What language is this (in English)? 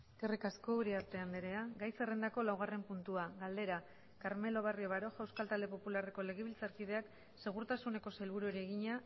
Basque